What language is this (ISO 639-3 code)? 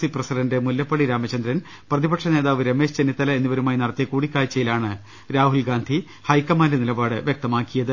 mal